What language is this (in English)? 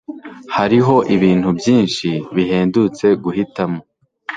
Kinyarwanda